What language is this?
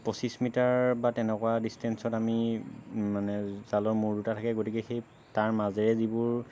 Assamese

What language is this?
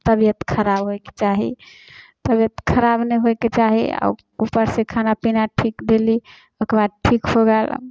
Maithili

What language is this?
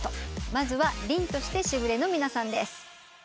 Japanese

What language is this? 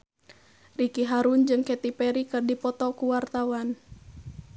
Sundanese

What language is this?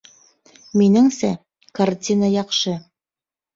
Bashkir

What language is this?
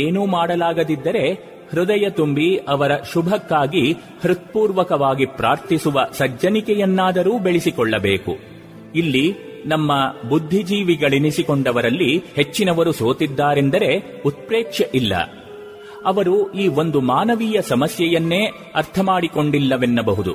Kannada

